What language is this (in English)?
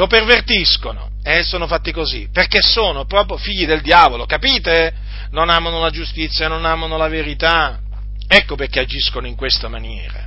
Italian